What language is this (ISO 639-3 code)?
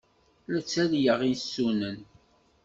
kab